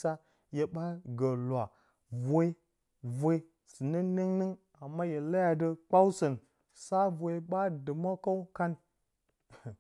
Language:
Bacama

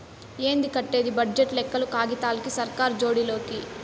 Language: Telugu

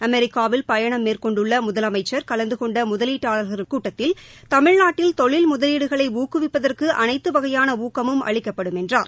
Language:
Tamil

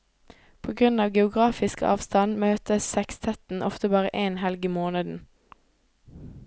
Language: Norwegian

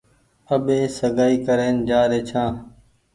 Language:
Goaria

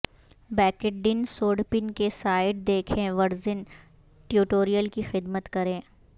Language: Urdu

